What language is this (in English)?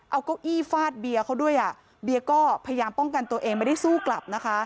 Thai